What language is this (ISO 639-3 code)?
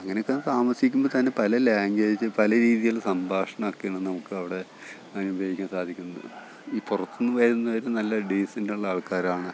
mal